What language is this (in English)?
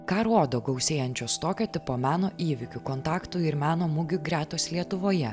Lithuanian